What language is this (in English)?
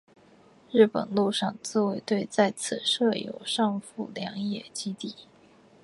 Chinese